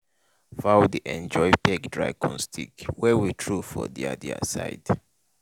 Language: Nigerian Pidgin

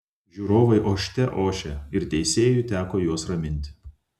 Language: Lithuanian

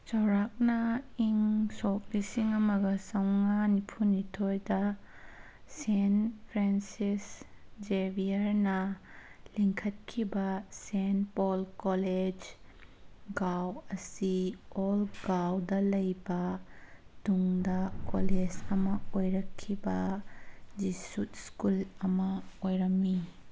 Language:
Manipuri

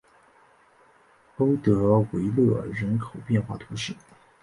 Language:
Chinese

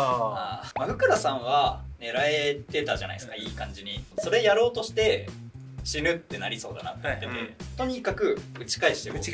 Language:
Japanese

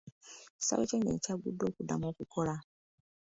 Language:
Ganda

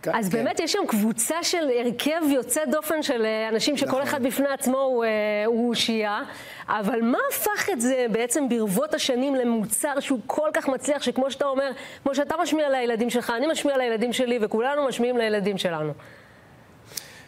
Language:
Hebrew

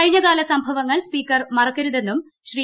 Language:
Malayalam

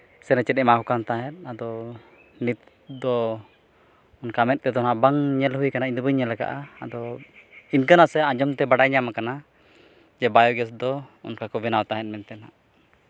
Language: Santali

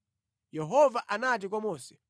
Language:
Nyanja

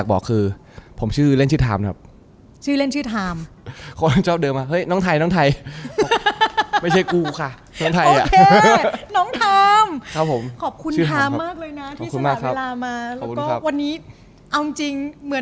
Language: Thai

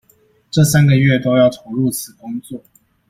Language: Chinese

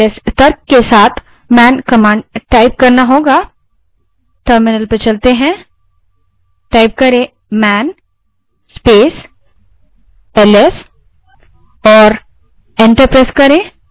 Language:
Hindi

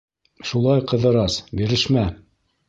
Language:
Bashkir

